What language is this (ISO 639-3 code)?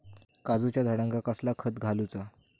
mar